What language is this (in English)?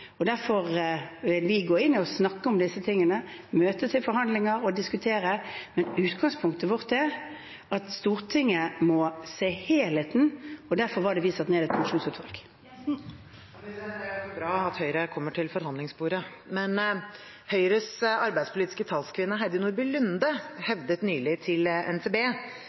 Norwegian